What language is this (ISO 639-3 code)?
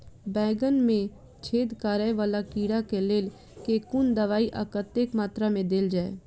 mai